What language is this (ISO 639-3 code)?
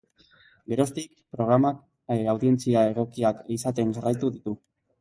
eus